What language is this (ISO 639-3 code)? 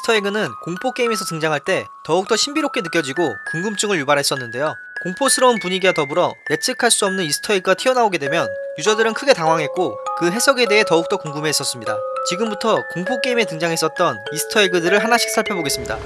kor